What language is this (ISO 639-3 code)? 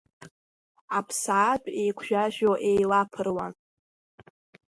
abk